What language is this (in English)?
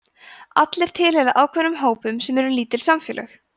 Icelandic